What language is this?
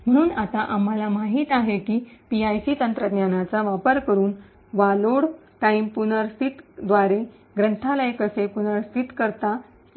Marathi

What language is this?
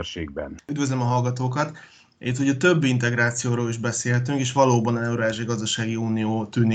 Hungarian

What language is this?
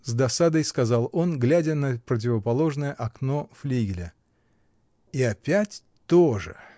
Russian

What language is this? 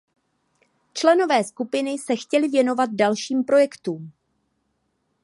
Czech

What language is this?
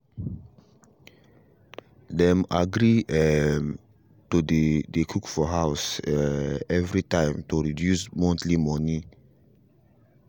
Nigerian Pidgin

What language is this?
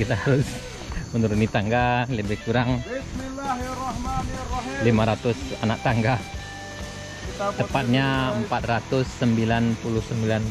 Indonesian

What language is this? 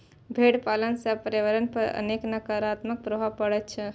Maithili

